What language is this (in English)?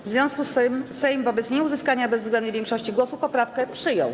Polish